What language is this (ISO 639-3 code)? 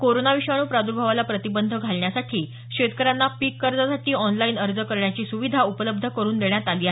mar